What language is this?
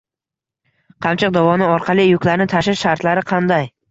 Uzbek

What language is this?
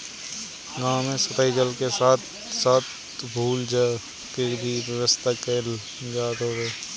Bhojpuri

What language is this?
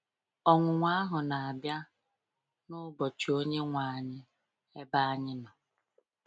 Igbo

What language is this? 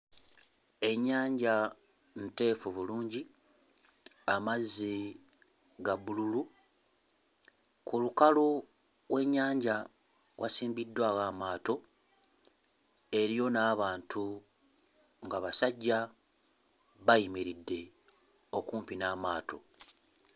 Ganda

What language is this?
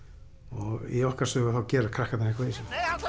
Icelandic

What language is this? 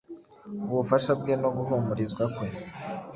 Kinyarwanda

